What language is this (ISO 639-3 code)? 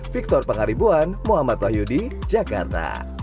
ind